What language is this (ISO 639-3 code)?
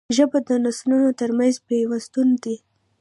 pus